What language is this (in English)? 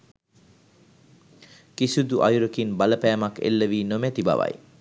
Sinhala